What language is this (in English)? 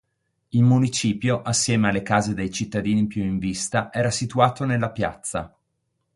Italian